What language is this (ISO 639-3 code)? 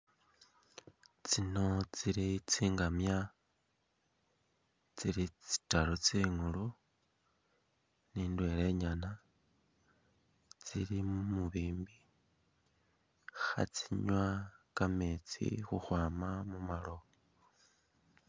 myx